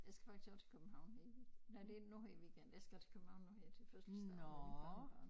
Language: Danish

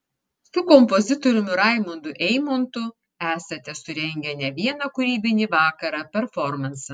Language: Lithuanian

